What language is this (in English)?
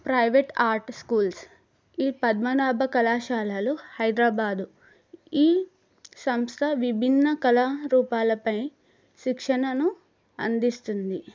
Telugu